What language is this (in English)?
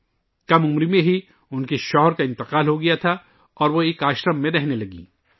Urdu